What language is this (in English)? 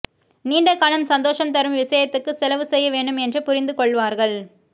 Tamil